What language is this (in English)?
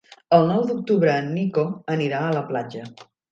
Catalan